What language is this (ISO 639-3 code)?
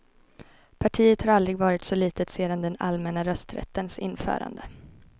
swe